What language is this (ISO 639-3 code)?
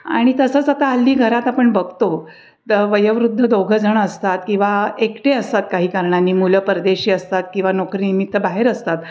mar